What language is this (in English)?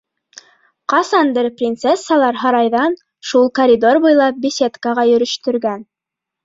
Bashkir